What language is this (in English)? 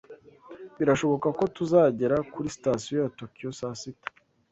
Kinyarwanda